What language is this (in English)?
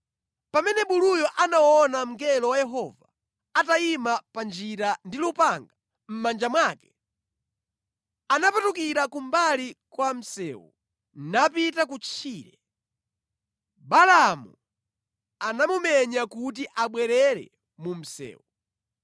Nyanja